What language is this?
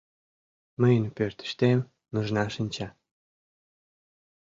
Mari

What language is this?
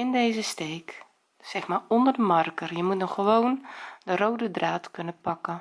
Dutch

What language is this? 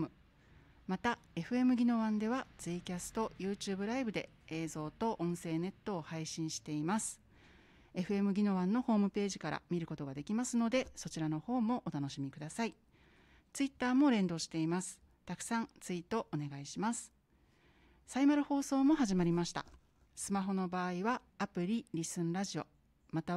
Japanese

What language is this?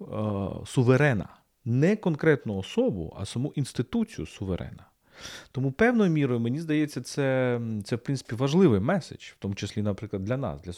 Ukrainian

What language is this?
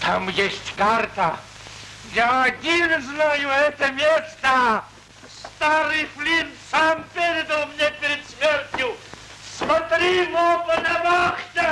Russian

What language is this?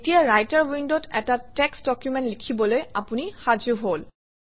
Assamese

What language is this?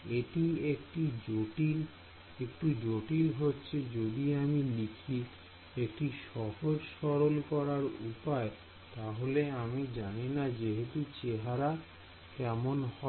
Bangla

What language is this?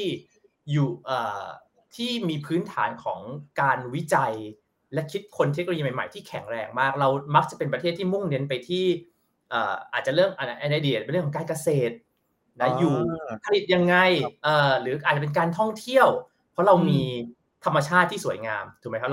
Thai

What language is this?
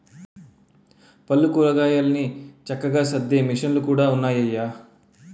Telugu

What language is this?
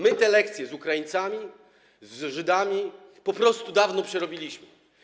Polish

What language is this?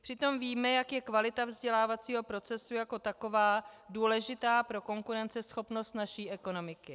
Czech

